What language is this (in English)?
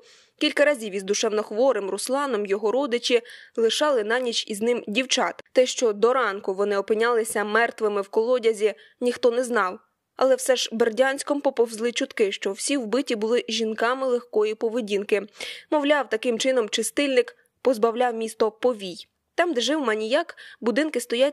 Ukrainian